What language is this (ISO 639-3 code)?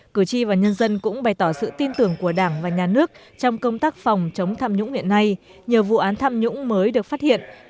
vie